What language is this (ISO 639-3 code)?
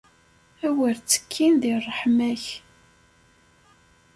kab